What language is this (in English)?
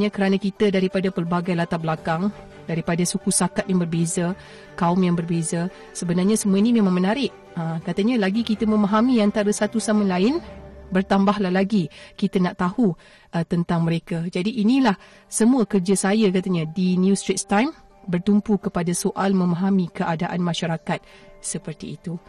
Malay